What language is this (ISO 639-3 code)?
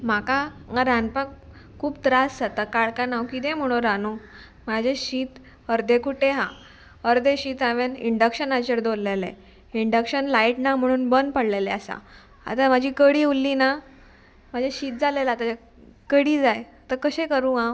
kok